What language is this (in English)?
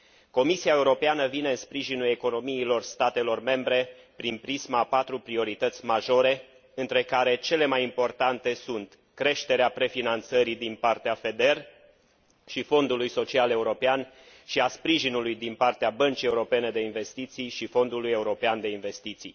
Romanian